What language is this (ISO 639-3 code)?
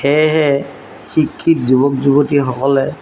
asm